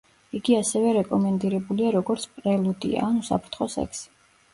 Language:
Georgian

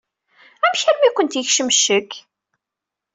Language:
Kabyle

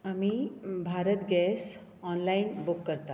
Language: Konkani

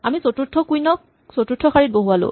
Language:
Assamese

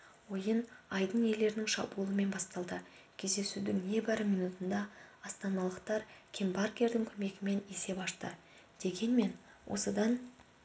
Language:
Kazakh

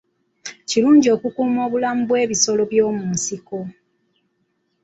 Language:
Ganda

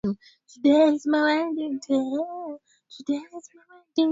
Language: Swahili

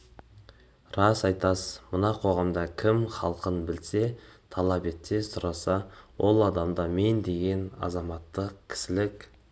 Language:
Kazakh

